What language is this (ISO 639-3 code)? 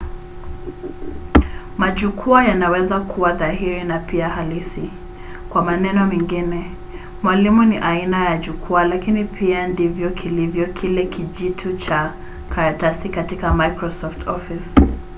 swa